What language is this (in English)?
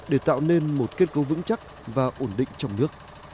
Vietnamese